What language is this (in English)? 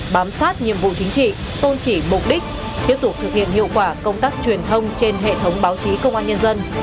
Vietnamese